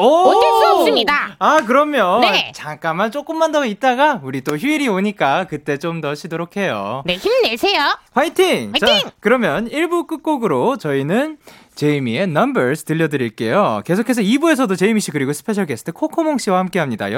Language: Korean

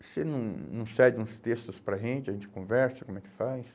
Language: Portuguese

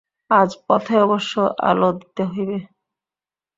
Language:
Bangla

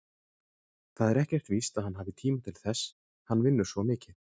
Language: Icelandic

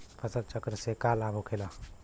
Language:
Bhojpuri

